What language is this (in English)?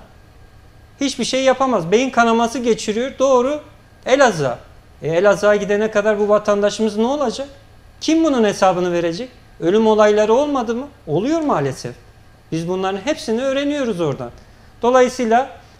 Turkish